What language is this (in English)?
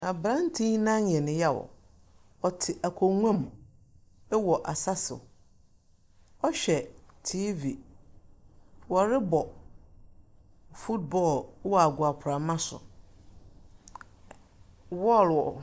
Akan